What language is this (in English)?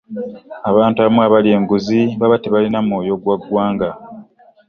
Ganda